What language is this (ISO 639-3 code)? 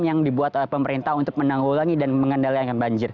ind